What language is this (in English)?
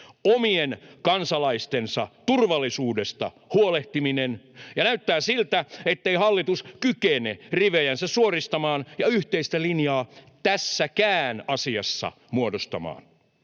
Finnish